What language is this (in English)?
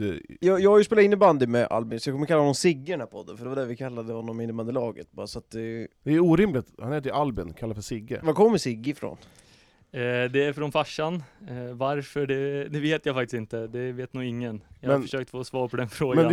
Swedish